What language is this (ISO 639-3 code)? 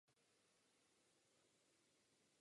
ces